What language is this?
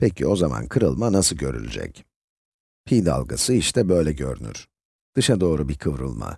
Turkish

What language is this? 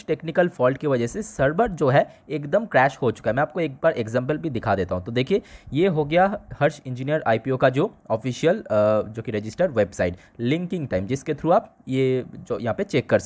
Hindi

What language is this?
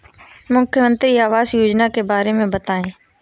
Hindi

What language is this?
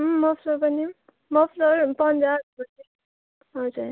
Nepali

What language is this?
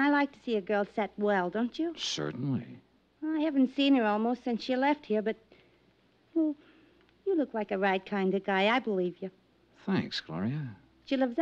English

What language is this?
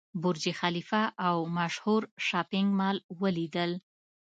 Pashto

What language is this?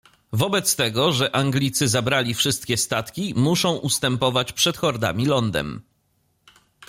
Polish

